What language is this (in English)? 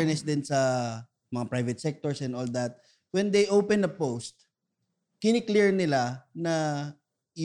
Filipino